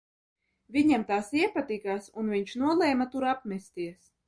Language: Latvian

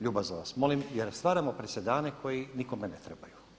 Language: Croatian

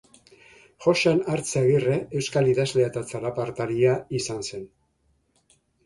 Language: Basque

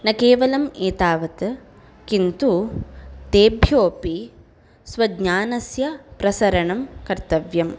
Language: Sanskrit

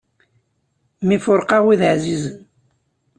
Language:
Kabyle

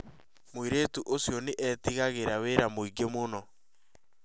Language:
Kikuyu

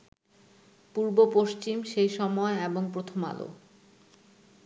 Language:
Bangla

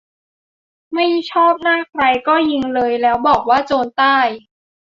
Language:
Thai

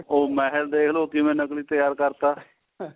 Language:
Punjabi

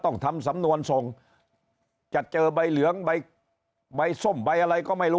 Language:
Thai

